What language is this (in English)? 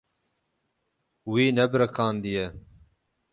Kurdish